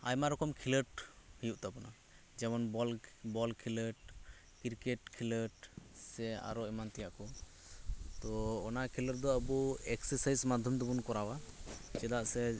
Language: Santali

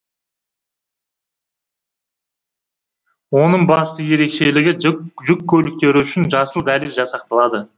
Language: Kazakh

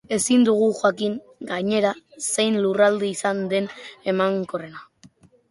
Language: Basque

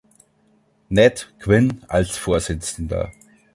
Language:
German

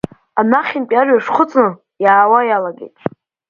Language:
Abkhazian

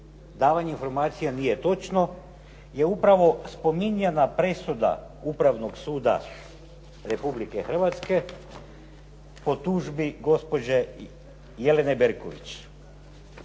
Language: Croatian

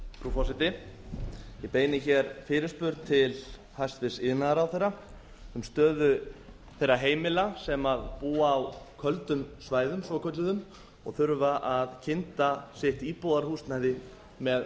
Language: Icelandic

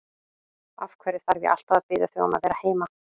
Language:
Icelandic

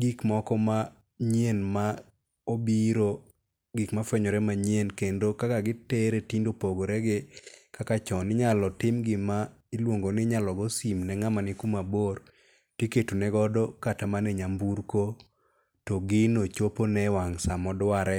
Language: Luo (Kenya and Tanzania)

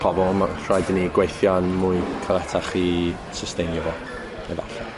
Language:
Welsh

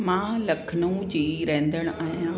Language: Sindhi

